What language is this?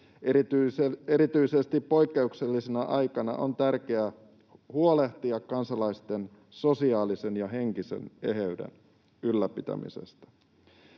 Finnish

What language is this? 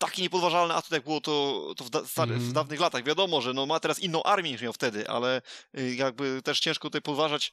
Polish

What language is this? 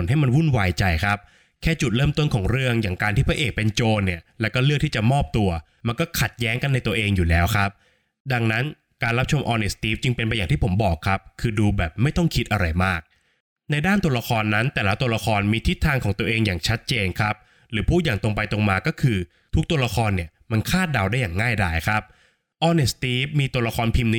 Thai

